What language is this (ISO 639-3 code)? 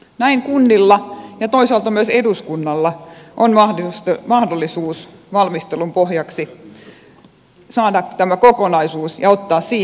fin